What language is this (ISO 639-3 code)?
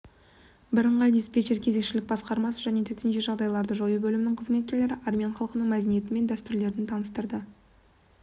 kaz